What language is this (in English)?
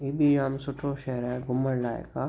Sindhi